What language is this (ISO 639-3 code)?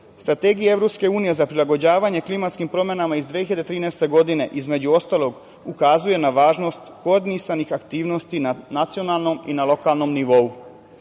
srp